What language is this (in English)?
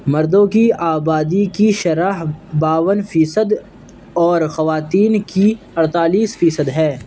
Urdu